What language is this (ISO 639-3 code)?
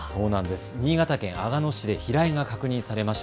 jpn